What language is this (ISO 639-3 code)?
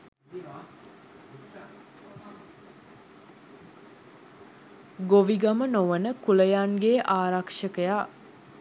sin